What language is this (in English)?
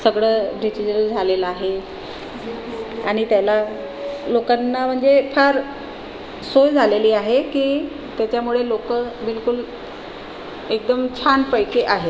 Marathi